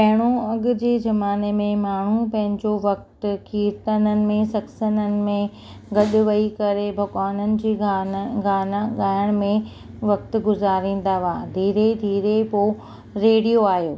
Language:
Sindhi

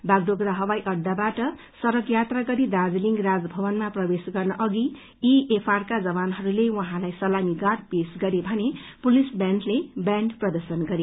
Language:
Nepali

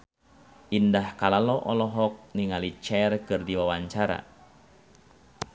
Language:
Sundanese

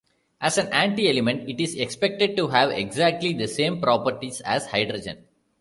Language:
English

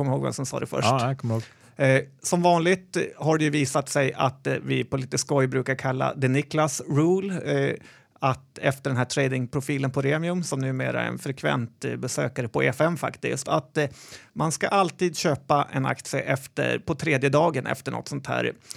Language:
Swedish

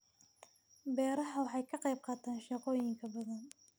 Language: Somali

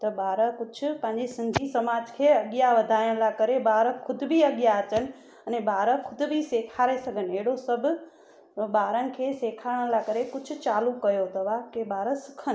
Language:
Sindhi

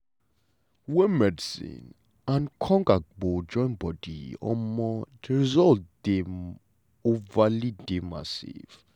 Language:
Nigerian Pidgin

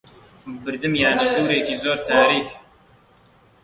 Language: Central Kurdish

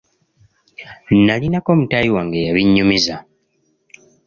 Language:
Ganda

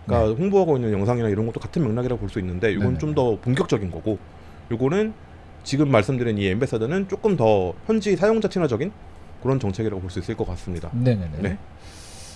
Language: Korean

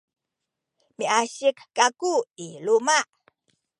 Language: Sakizaya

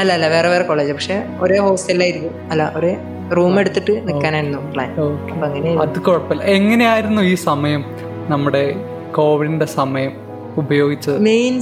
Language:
Malayalam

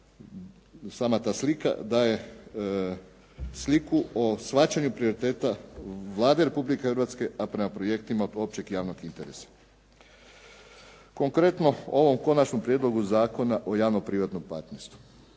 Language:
Croatian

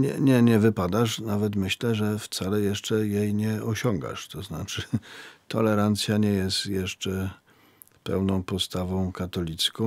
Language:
Polish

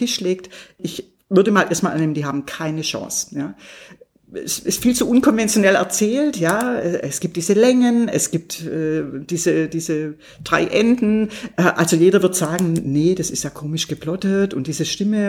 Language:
German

